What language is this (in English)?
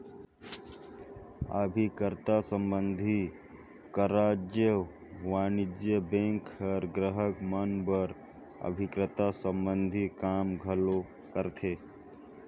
Chhattisgarhi